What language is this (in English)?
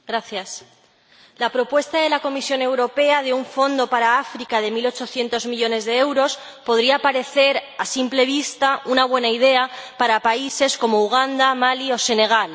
Spanish